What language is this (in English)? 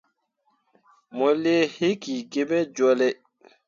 Mundang